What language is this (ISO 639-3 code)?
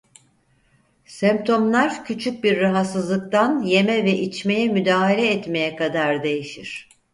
tur